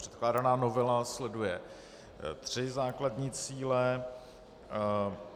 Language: Czech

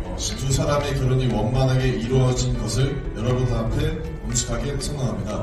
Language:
Korean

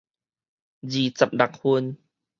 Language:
Min Nan Chinese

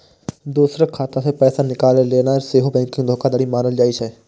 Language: Maithili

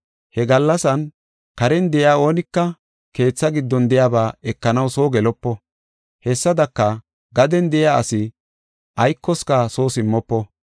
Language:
Gofa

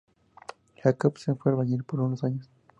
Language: Spanish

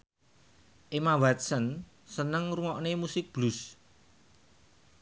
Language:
Javanese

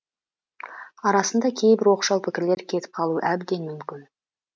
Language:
Kazakh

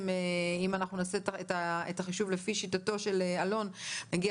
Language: Hebrew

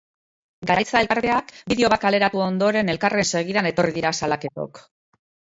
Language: Basque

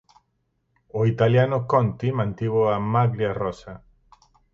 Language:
Galician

